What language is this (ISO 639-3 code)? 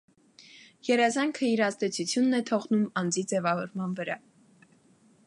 hye